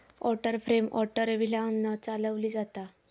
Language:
Marathi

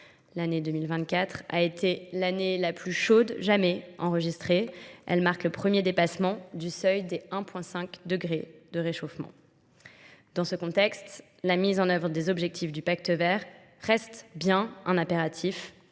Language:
French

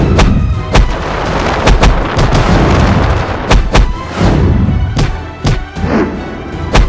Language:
Indonesian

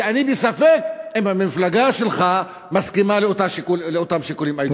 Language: Hebrew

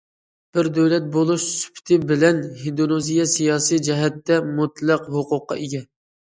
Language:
Uyghur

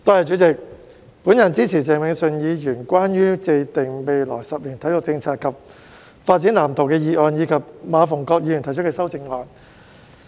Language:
Cantonese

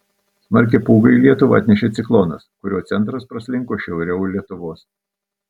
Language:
Lithuanian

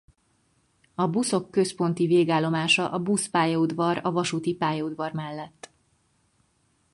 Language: Hungarian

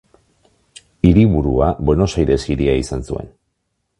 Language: Basque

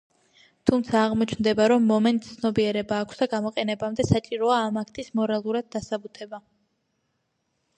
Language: Georgian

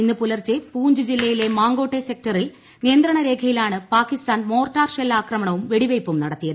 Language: Malayalam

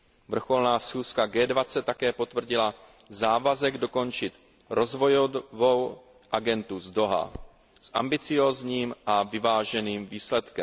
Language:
Czech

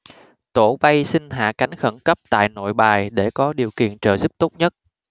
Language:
Vietnamese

